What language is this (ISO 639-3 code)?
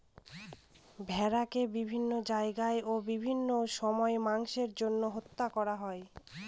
ben